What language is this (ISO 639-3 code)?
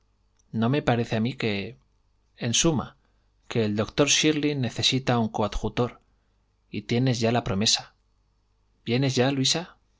spa